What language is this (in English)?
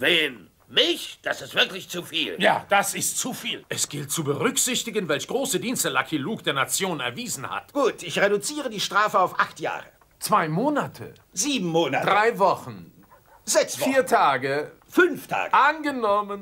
German